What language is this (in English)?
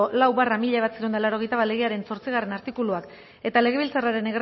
Basque